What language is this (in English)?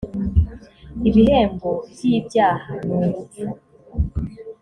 Kinyarwanda